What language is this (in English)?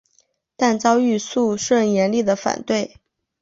Chinese